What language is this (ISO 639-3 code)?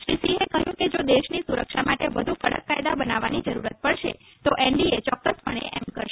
guj